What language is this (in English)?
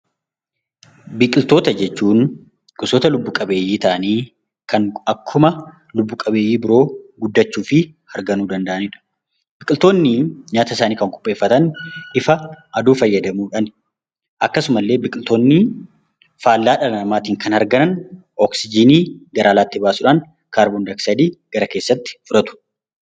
Oromo